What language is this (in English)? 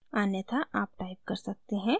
Hindi